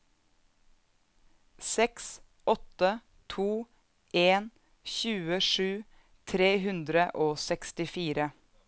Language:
Norwegian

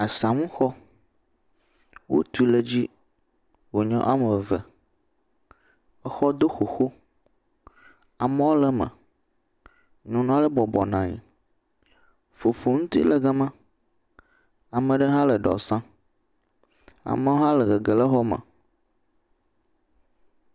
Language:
Ewe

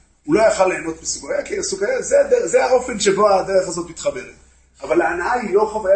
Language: Hebrew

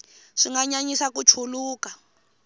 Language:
Tsonga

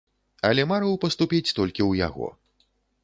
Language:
Belarusian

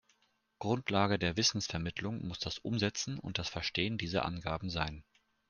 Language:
German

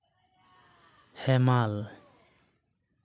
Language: Santali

